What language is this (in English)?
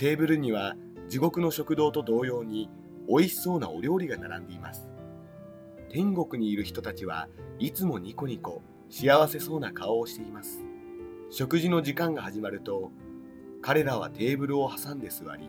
Japanese